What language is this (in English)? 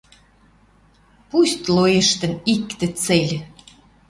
Western Mari